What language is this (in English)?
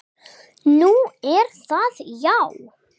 Icelandic